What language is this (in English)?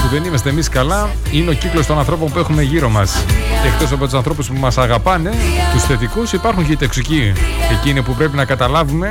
Greek